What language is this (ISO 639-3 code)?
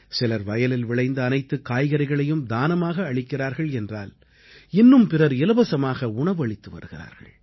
tam